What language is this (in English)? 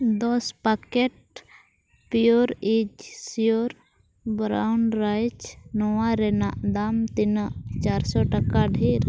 Santali